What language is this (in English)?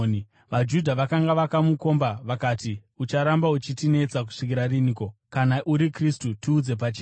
Shona